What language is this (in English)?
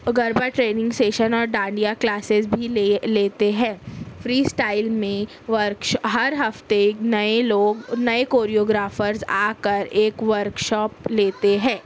Urdu